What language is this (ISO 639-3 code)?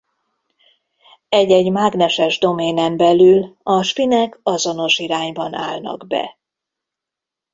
hun